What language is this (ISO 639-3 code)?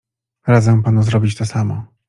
pol